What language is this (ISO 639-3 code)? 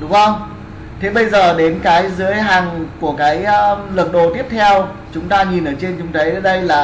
vie